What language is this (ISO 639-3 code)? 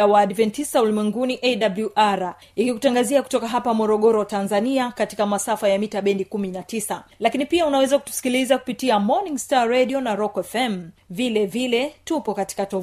swa